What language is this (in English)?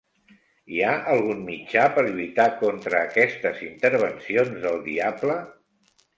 Catalan